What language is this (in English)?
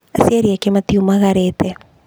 Kikuyu